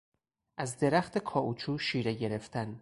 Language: Persian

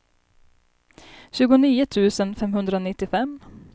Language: Swedish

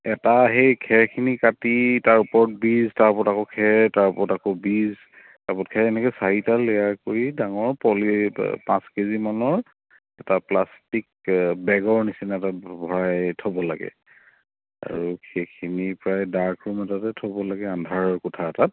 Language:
Assamese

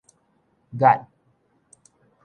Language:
Min Nan Chinese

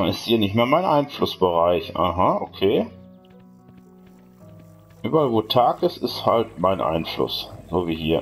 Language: German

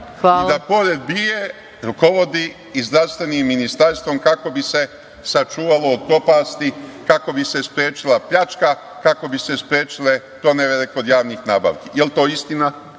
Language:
Serbian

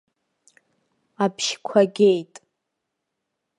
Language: Abkhazian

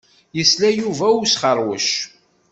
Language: Kabyle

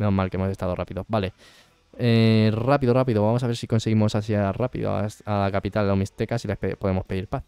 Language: Spanish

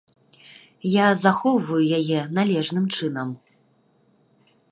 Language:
Belarusian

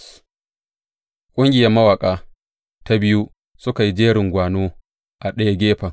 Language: Hausa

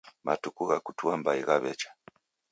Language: Taita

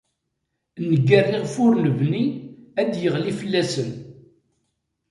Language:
Kabyle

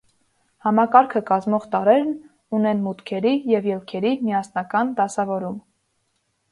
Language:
Armenian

